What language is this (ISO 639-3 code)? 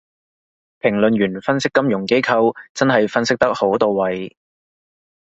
yue